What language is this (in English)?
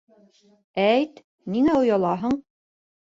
Bashkir